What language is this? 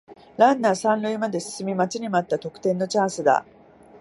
Japanese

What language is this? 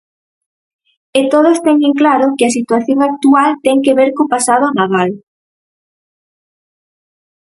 Galician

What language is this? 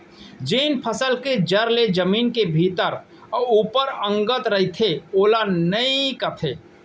Chhattisgarhi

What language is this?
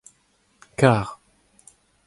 Breton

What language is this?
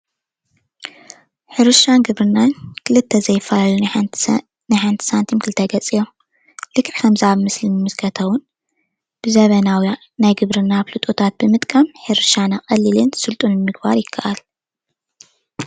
Tigrinya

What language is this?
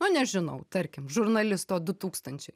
Lithuanian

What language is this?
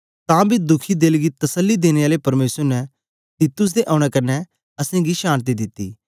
Dogri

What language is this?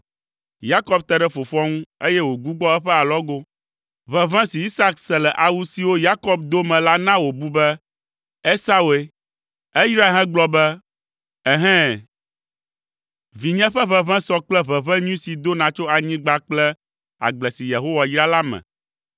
Ewe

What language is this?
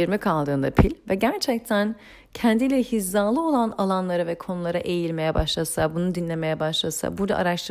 Turkish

